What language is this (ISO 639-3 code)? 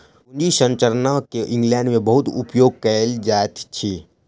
mai